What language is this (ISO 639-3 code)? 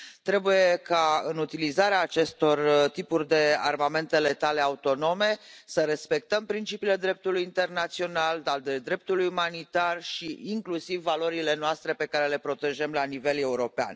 ron